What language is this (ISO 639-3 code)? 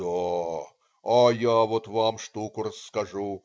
rus